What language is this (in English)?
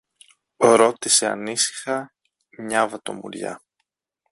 Greek